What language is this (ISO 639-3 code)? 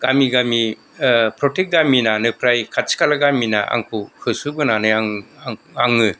brx